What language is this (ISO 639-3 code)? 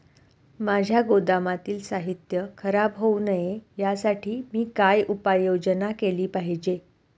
mar